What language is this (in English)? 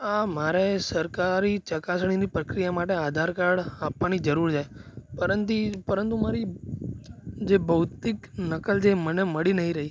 Gujarati